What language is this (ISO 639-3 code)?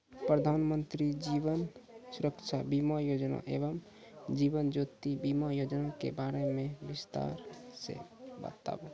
mai